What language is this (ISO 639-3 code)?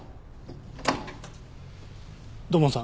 jpn